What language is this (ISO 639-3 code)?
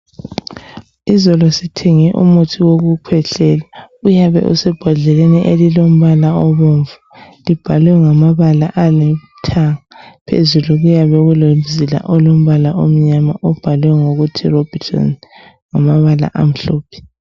nde